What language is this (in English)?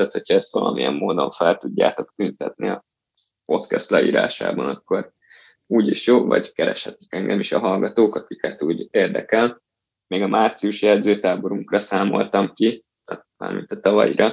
Hungarian